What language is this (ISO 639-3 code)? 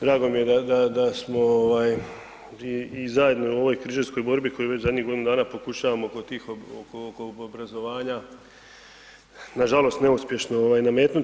hrv